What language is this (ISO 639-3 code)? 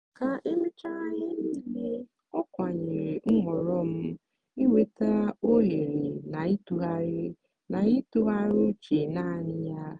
ibo